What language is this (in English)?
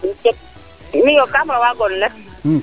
Serer